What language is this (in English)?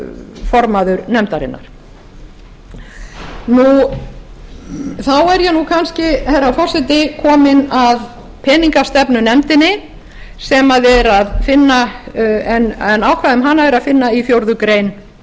Icelandic